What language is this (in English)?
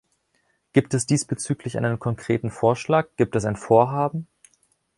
German